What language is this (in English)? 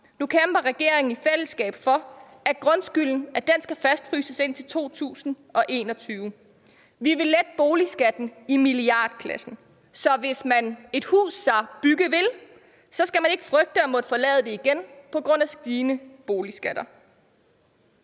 Danish